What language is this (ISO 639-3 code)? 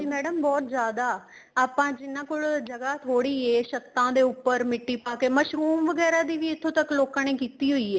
pan